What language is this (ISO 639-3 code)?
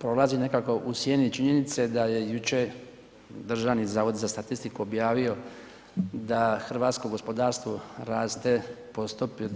hrv